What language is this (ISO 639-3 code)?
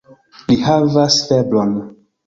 epo